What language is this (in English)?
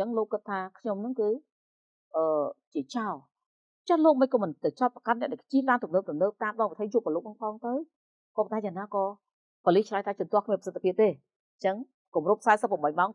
Vietnamese